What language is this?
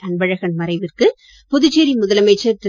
Tamil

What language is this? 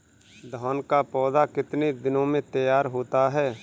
Hindi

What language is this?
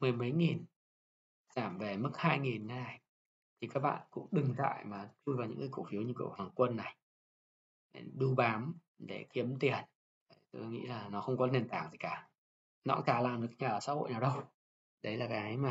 Vietnamese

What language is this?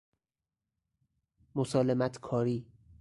Persian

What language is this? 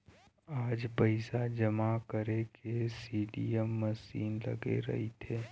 Chhattisgarhi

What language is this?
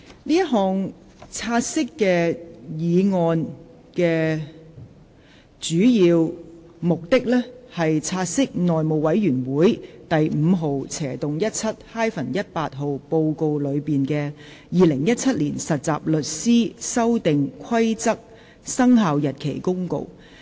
Cantonese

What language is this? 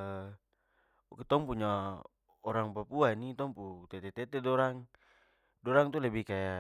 Papuan Malay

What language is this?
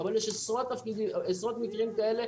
Hebrew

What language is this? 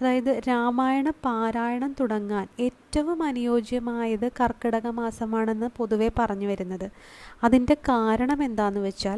Malayalam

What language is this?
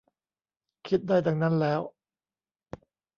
Thai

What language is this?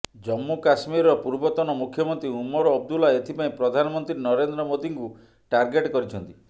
Odia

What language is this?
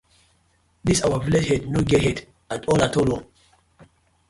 Nigerian Pidgin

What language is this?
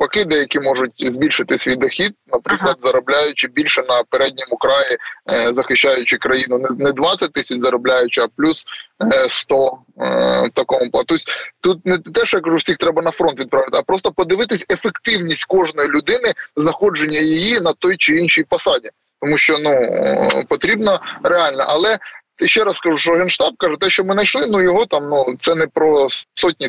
Ukrainian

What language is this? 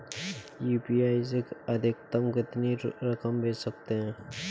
Hindi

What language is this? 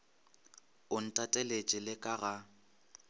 Northern Sotho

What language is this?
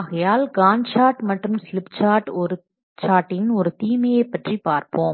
Tamil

